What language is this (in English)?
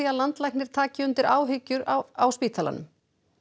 Icelandic